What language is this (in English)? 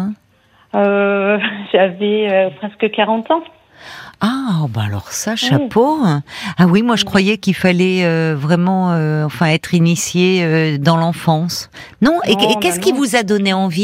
French